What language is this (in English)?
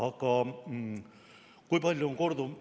Estonian